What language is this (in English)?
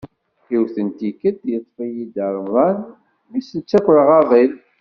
Kabyle